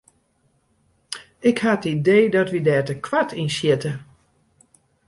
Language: Western Frisian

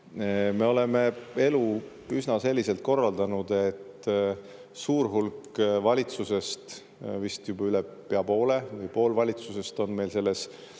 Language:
Estonian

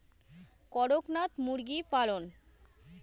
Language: Bangla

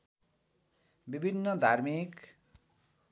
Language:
Nepali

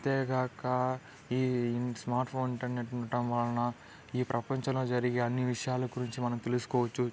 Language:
Telugu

